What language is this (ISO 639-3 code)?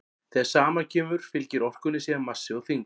isl